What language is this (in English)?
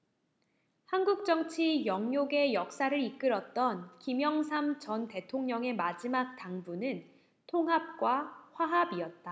Korean